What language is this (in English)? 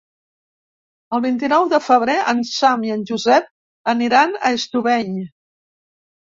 Catalan